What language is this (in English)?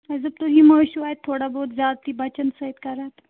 Kashmiri